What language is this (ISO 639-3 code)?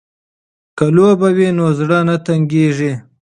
pus